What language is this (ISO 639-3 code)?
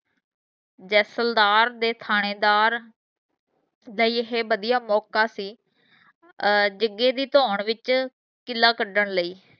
pan